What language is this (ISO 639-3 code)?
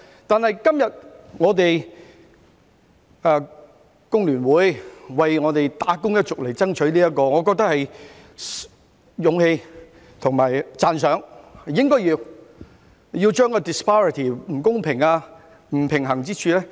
yue